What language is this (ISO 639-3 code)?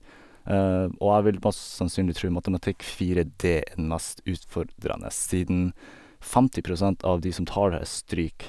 nor